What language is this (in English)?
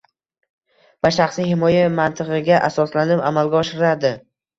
Uzbek